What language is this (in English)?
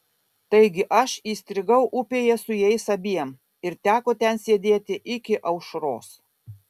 Lithuanian